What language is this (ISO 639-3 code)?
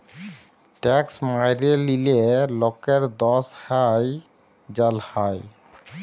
ben